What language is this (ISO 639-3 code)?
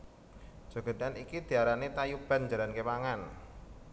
jav